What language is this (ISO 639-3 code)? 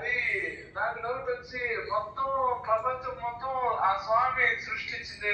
tel